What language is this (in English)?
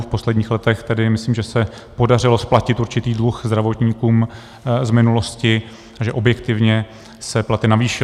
Czech